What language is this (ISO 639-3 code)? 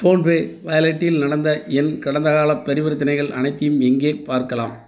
tam